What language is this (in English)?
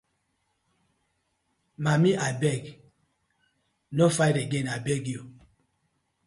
Nigerian Pidgin